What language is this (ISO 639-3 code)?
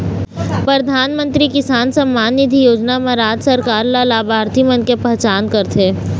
hne